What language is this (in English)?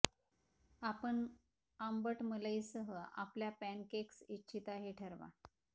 Marathi